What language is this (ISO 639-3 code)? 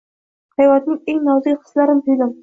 uzb